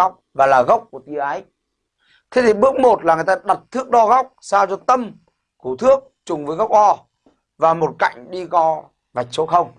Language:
Vietnamese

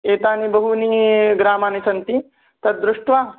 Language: Sanskrit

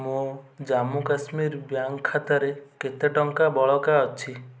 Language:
Odia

